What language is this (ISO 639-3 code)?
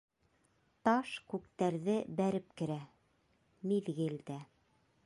bak